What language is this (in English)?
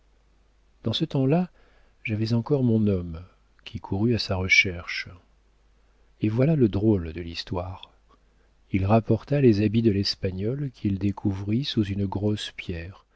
French